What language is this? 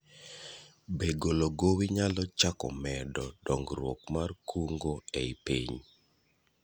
Luo (Kenya and Tanzania)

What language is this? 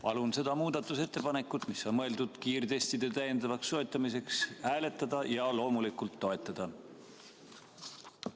Estonian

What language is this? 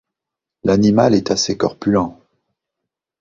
French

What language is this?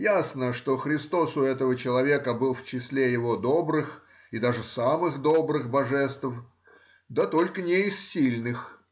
Russian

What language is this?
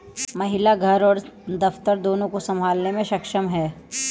Hindi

